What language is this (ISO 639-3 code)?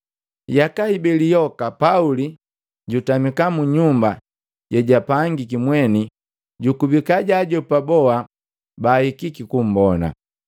mgv